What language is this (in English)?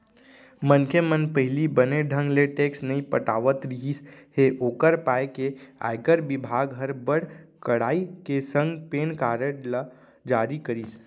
Chhattisgarhi